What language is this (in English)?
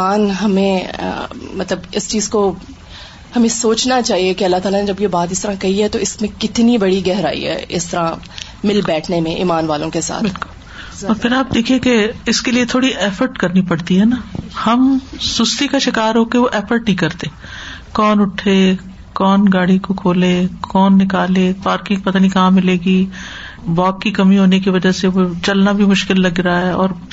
Urdu